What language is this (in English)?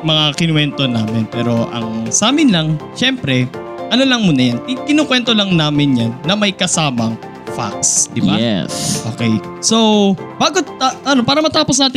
Filipino